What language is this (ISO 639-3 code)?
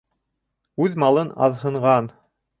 bak